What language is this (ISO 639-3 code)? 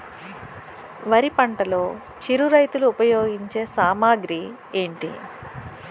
tel